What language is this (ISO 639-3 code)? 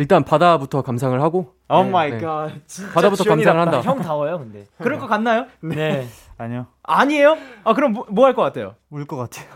kor